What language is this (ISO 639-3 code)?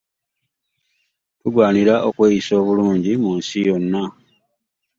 lug